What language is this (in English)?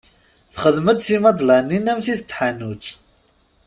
Kabyle